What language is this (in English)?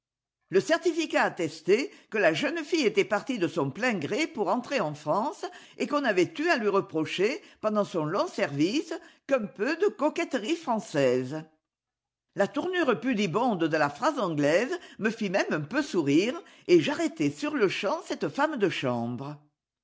French